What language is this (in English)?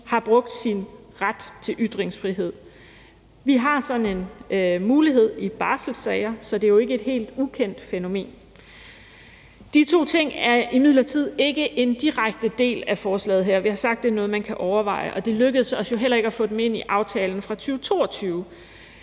Danish